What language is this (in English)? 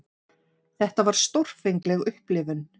Icelandic